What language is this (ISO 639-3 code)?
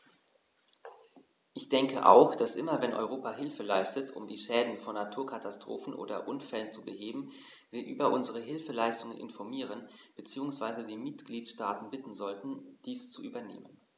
deu